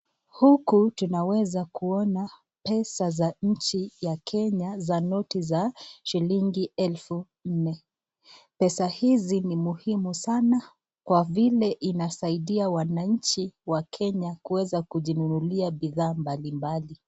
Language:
Swahili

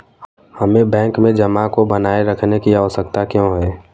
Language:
Hindi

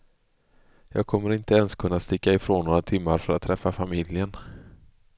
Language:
Swedish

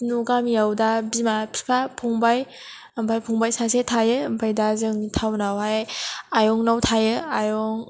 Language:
Bodo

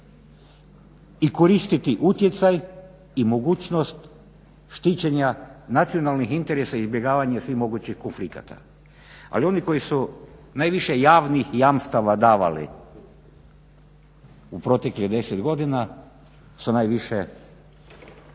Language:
Croatian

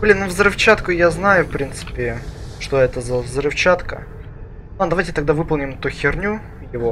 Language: Russian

